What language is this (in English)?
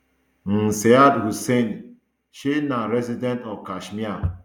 Nigerian Pidgin